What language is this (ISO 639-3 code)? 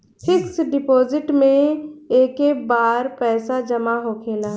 bho